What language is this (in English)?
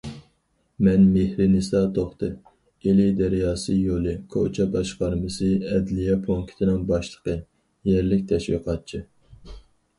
Uyghur